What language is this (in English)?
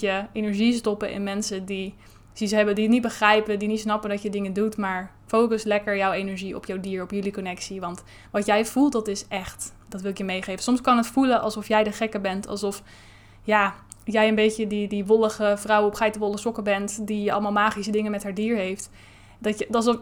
Dutch